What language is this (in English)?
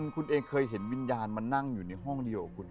Thai